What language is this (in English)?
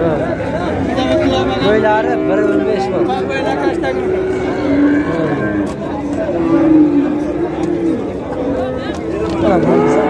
Turkish